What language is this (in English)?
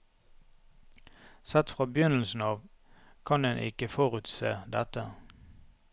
Norwegian